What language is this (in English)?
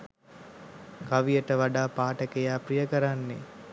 Sinhala